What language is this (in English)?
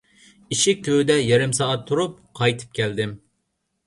Uyghur